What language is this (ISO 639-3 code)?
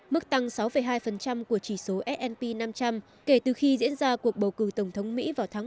vie